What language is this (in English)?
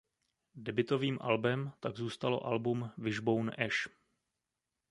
Czech